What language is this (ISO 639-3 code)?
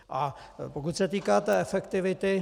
ces